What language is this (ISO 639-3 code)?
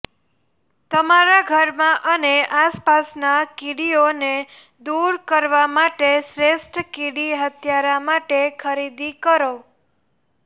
guj